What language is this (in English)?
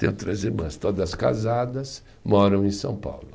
Portuguese